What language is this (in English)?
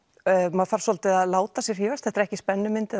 Icelandic